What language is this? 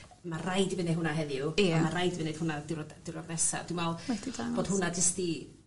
Welsh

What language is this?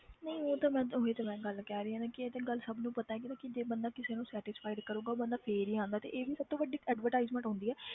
Punjabi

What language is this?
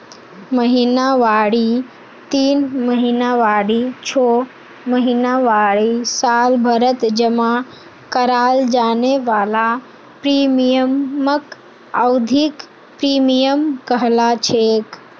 Magahi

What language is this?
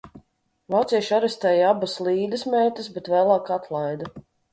Latvian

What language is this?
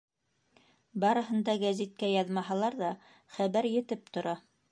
Bashkir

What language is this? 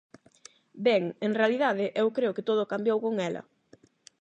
Galician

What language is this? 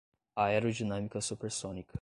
Portuguese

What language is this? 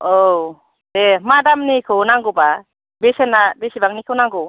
Bodo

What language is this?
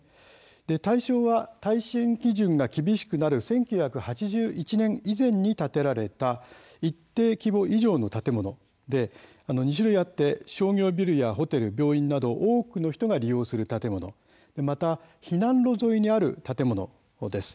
Japanese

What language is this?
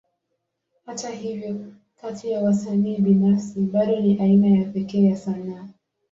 Swahili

